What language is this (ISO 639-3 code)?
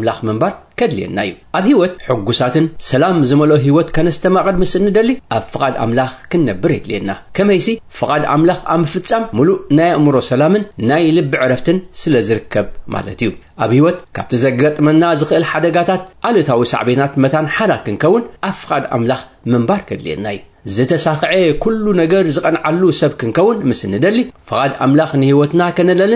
ara